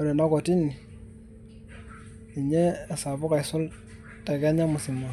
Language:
Masai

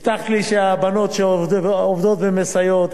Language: Hebrew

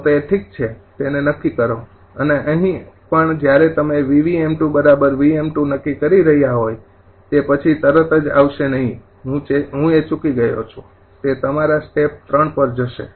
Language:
Gujarati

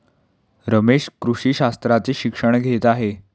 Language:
Marathi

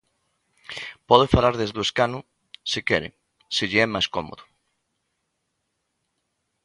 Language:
Galician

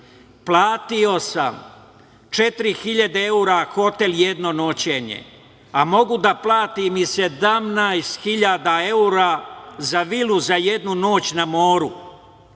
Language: Serbian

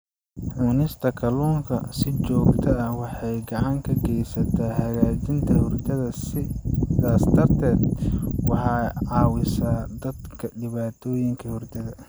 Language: Somali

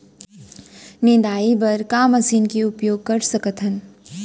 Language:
Chhattisgarhi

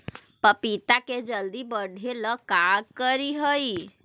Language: Magahi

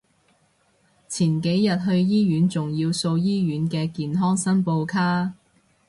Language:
Cantonese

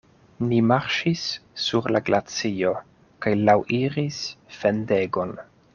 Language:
Esperanto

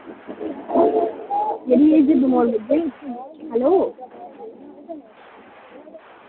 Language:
Dogri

